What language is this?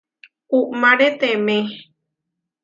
Huarijio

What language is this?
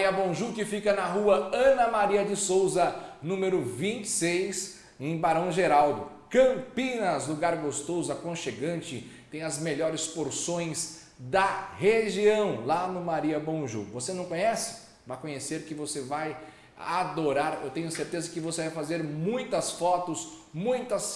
Portuguese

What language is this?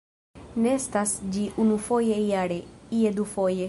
Esperanto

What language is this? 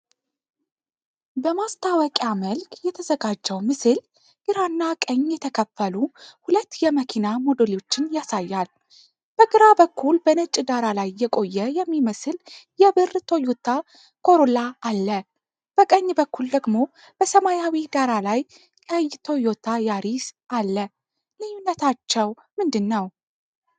Amharic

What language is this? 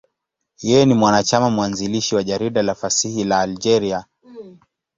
Swahili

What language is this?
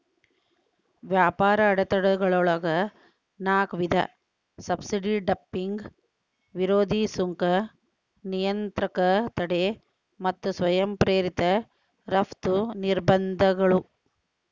Kannada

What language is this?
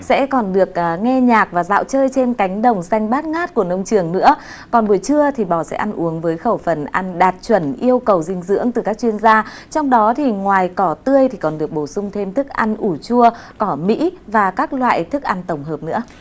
Vietnamese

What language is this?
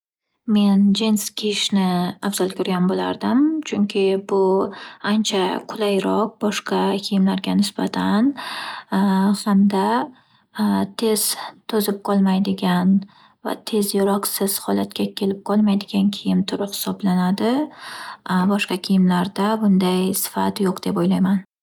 Uzbek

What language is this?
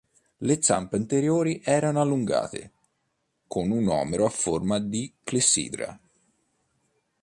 Italian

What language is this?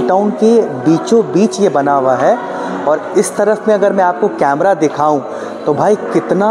Hindi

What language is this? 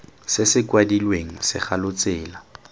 Tswana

